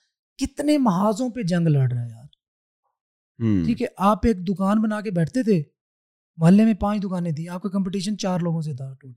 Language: Urdu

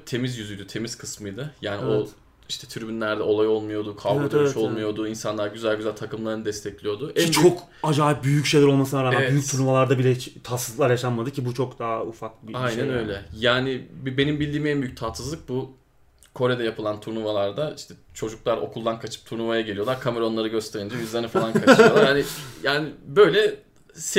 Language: Turkish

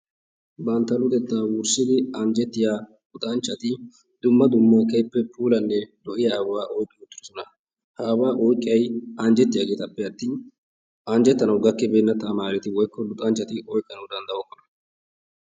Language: Wolaytta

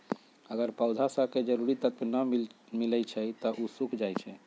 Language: Magahi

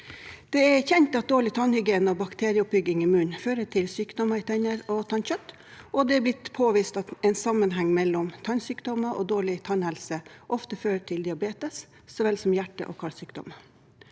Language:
Norwegian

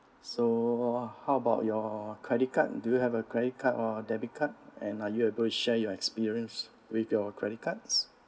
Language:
English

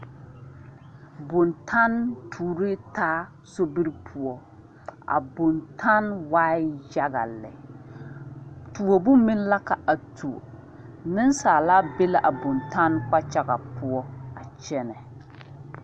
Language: Southern Dagaare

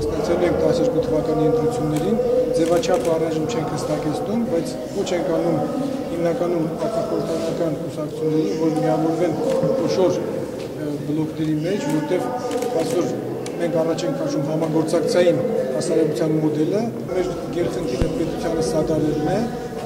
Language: Romanian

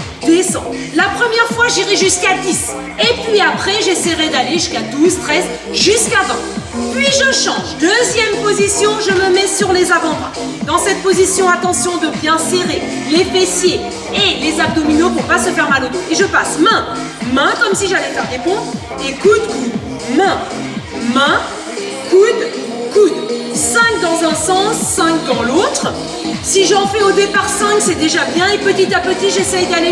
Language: French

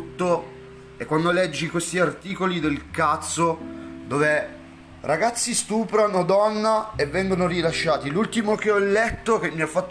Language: Italian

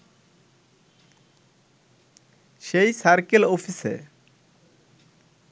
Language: Bangla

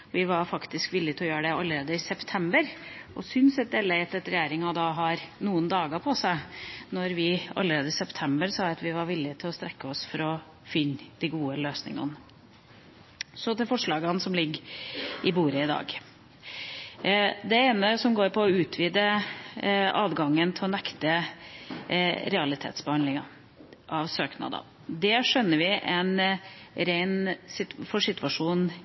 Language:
Norwegian Bokmål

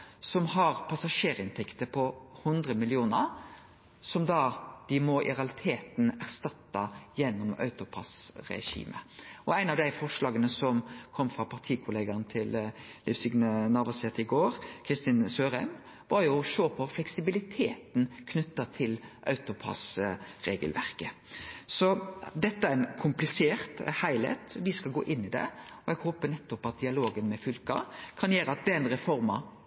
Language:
Norwegian Nynorsk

